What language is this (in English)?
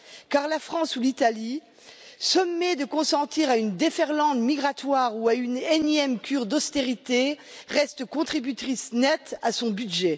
French